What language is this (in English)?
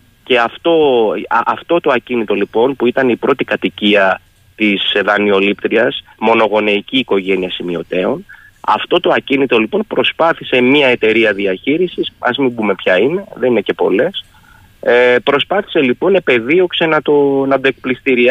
Greek